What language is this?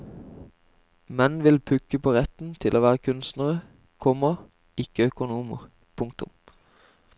Norwegian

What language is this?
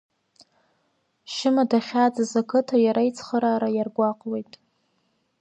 Abkhazian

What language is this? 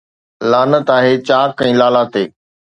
Sindhi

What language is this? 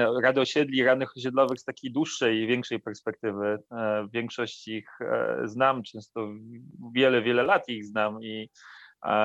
Polish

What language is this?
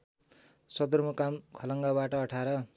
Nepali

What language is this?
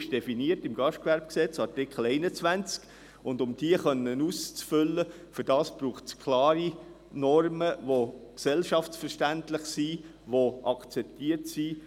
Swiss German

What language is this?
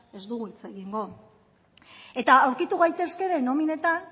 Basque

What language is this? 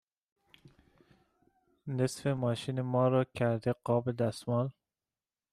Persian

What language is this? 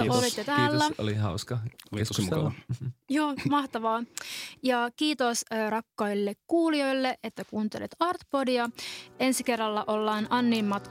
Finnish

